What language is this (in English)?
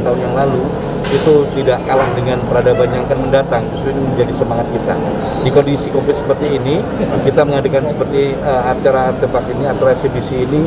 Indonesian